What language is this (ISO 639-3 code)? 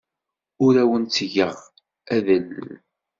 kab